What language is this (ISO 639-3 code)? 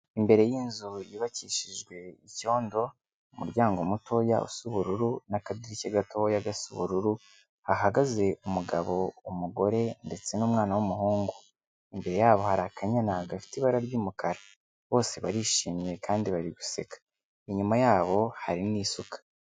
kin